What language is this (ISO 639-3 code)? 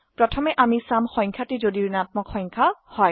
asm